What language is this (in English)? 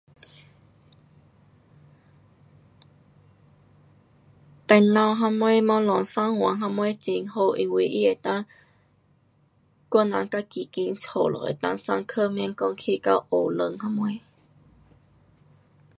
Pu-Xian Chinese